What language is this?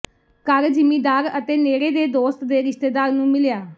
Punjabi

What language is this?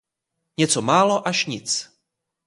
Czech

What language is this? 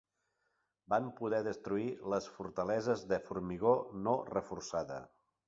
Catalan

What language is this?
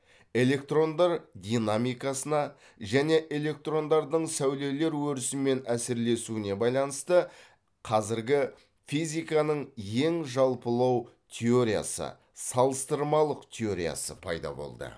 Kazakh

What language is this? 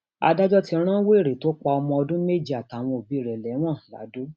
Yoruba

